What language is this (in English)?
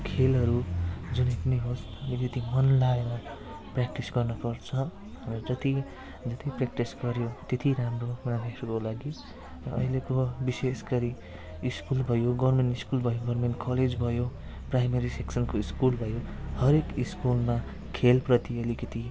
Nepali